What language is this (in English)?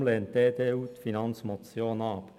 Swiss German